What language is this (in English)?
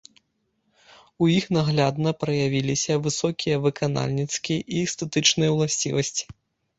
Belarusian